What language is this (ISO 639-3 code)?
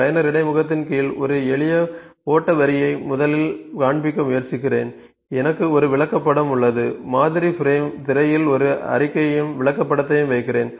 tam